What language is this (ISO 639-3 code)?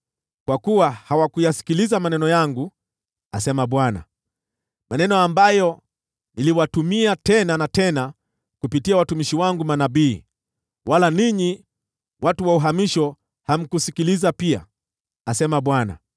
swa